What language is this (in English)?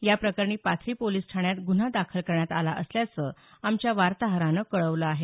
Marathi